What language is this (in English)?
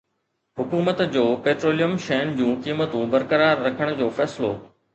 Sindhi